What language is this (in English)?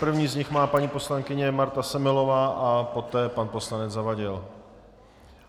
Czech